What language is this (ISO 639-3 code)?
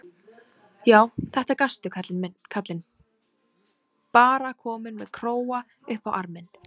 isl